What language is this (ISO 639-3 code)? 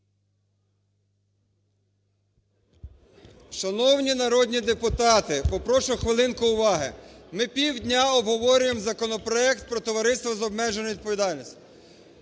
ukr